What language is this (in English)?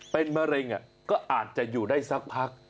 Thai